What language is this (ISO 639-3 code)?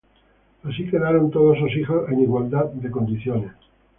spa